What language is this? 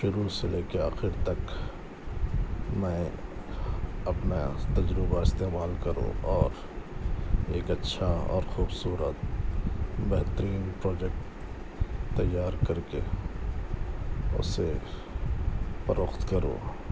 Urdu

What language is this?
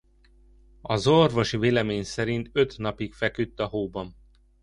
Hungarian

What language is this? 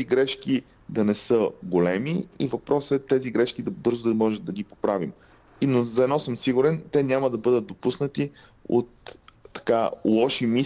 Bulgarian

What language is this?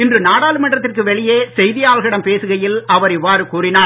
Tamil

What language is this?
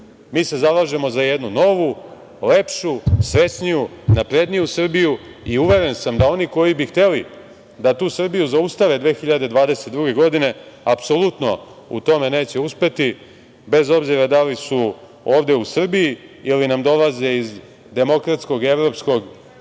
Serbian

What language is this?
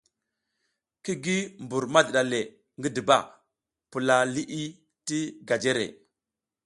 South Giziga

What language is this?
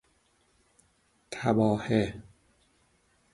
Persian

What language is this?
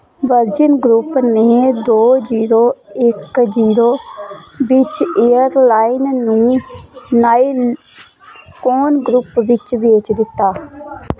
Punjabi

